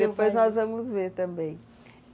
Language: Portuguese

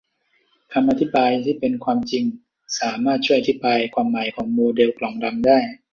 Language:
Thai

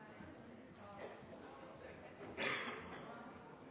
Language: Norwegian Nynorsk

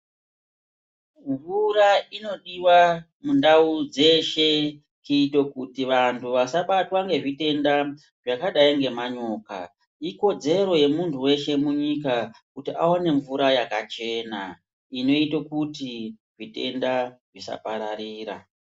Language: Ndau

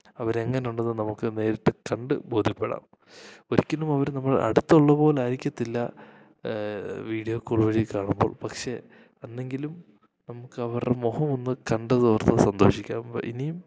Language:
Malayalam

